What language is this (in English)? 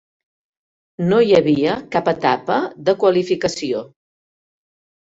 Catalan